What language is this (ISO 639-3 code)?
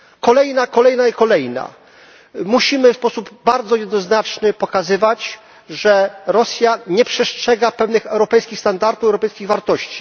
pol